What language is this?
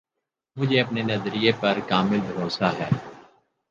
Urdu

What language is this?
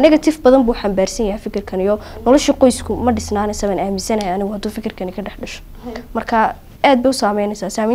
Arabic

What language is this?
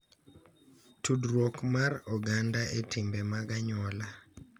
Luo (Kenya and Tanzania)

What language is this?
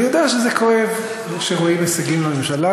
Hebrew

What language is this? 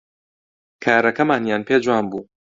Central Kurdish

